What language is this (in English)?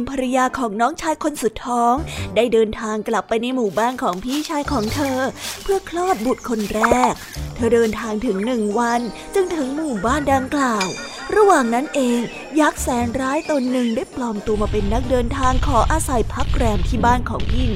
Thai